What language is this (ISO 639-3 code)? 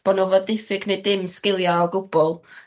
cym